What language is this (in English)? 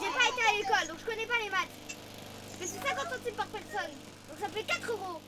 French